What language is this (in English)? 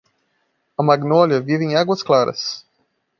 Portuguese